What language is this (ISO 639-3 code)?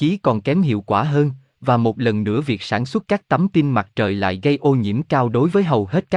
vie